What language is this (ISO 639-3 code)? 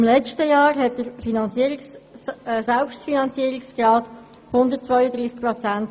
gsw